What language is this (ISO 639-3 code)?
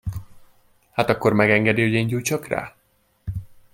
hun